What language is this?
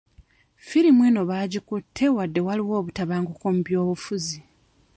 Ganda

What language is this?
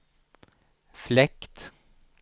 Swedish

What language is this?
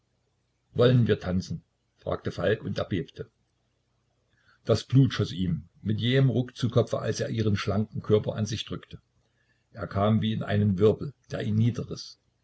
German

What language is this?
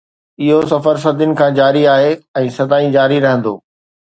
Sindhi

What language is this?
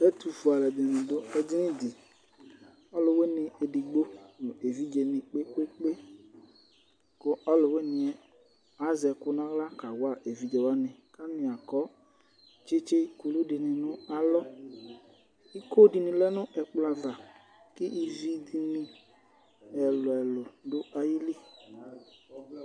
Ikposo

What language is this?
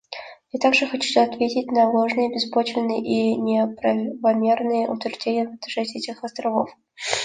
Russian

